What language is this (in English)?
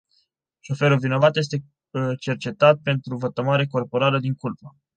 Romanian